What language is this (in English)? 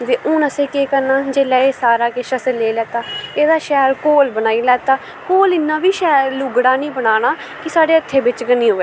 Dogri